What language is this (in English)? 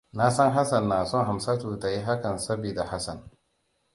Hausa